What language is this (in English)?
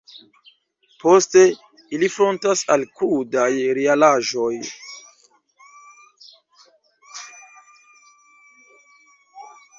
Esperanto